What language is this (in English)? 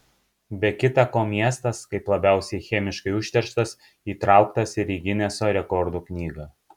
Lithuanian